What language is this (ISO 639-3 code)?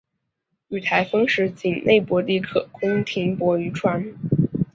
zho